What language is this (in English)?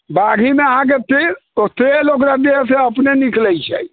Maithili